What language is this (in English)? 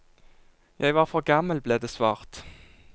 Norwegian